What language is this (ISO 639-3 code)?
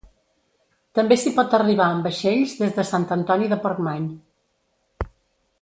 cat